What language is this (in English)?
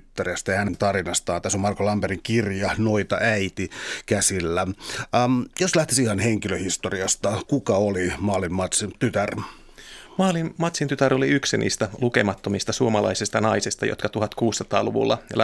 Finnish